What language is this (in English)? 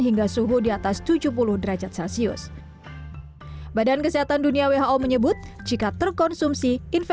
Indonesian